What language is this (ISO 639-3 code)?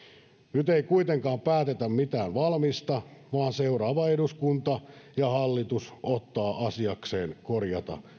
fin